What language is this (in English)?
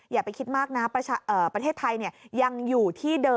Thai